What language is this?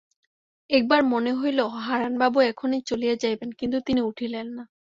Bangla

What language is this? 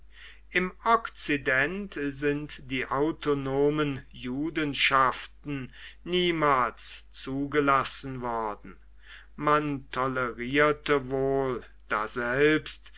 German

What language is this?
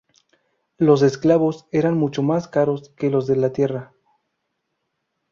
Spanish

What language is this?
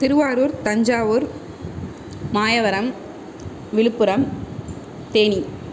Tamil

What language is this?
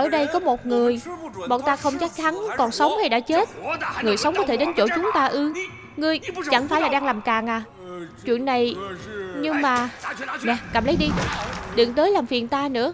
Vietnamese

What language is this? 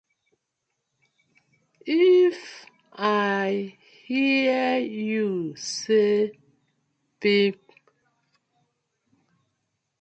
Nigerian Pidgin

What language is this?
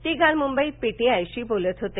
Marathi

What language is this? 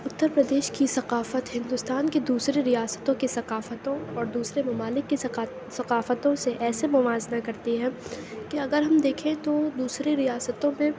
Urdu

